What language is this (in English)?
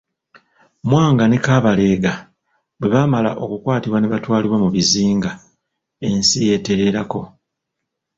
Ganda